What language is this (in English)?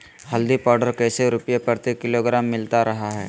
Magahi